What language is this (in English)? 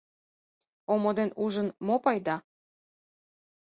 Mari